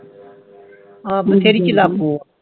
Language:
Punjabi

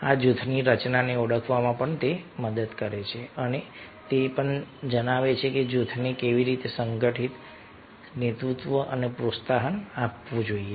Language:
Gujarati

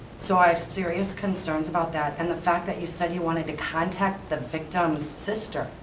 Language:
English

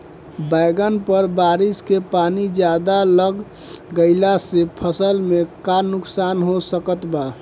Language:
Bhojpuri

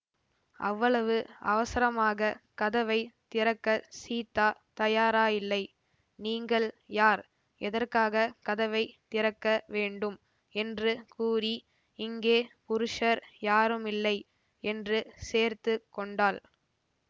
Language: Tamil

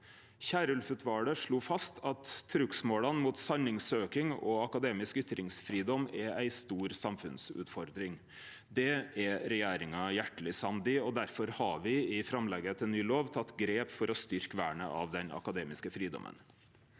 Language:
Norwegian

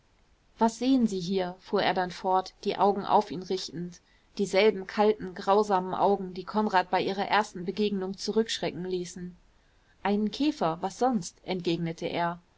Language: German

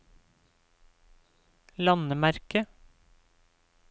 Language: Norwegian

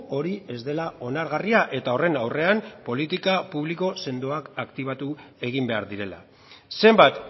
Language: Basque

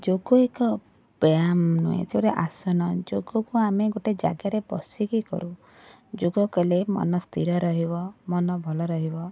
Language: Odia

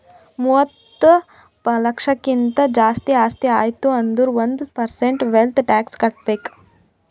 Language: Kannada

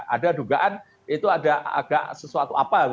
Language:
Indonesian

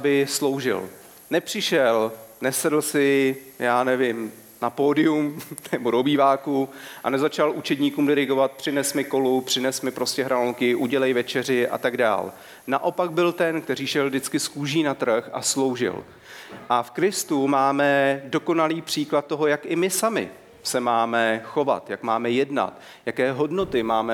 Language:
Czech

